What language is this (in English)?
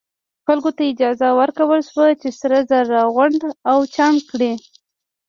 Pashto